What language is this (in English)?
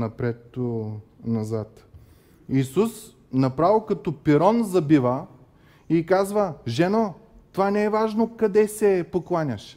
Bulgarian